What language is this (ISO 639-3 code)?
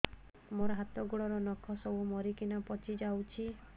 ori